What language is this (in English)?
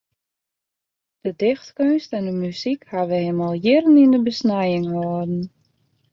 Western Frisian